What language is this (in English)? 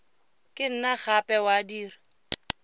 Tswana